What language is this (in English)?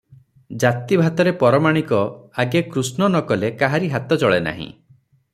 Odia